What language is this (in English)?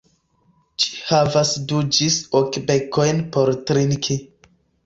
Esperanto